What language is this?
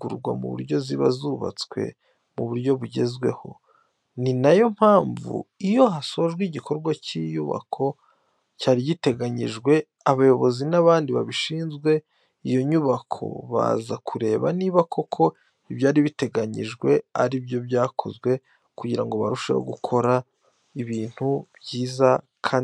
Kinyarwanda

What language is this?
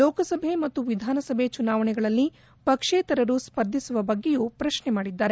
Kannada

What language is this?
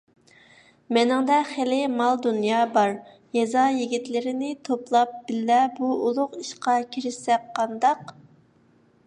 Uyghur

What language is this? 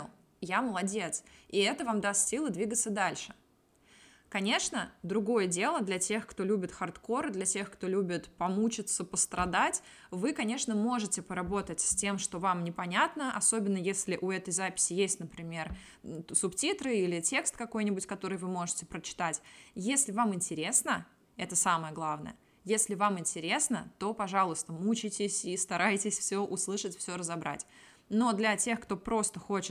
Russian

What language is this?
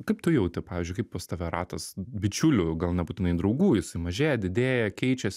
Lithuanian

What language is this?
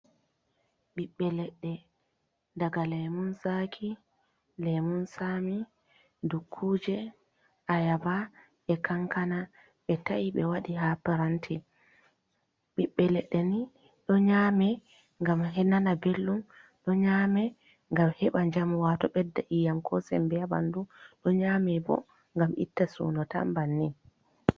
Fula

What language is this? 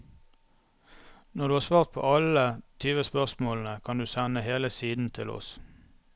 Norwegian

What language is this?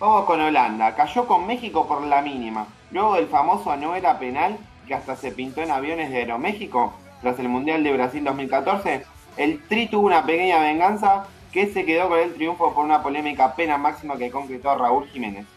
Spanish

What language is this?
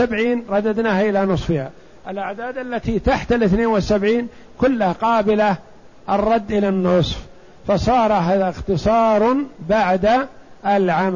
Arabic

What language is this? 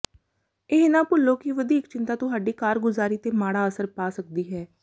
Punjabi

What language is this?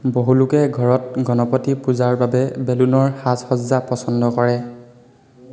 Assamese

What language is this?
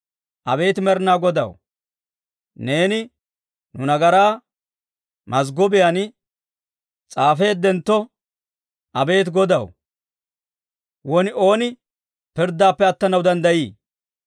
Dawro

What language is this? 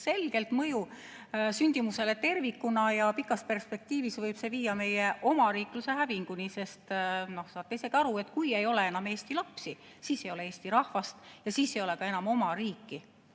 Estonian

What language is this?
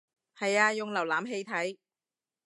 Cantonese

